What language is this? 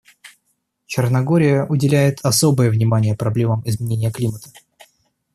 Russian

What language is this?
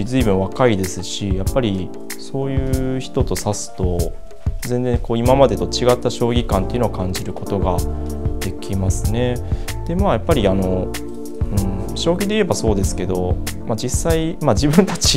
Japanese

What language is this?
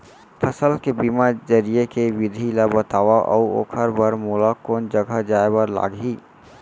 Chhattisgarhi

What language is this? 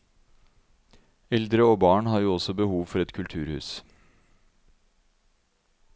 Norwegian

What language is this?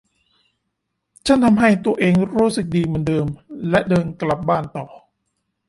Thai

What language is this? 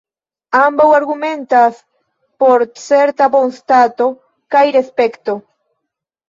Esperanto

